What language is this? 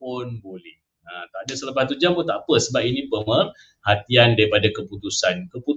Malay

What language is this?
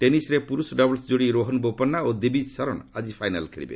Odia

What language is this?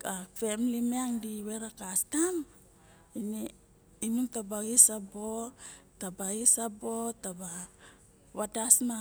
Barok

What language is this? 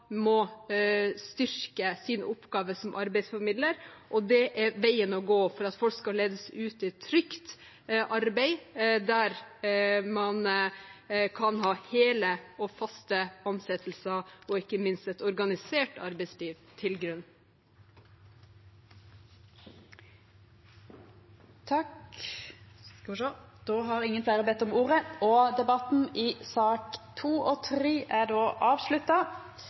Norwegian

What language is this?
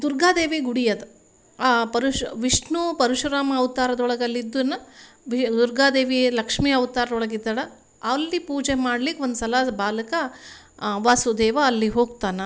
Kannada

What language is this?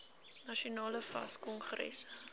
Afrikaans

